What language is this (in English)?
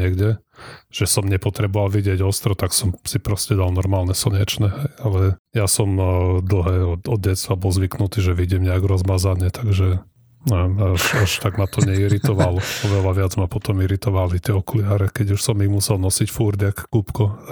Slovak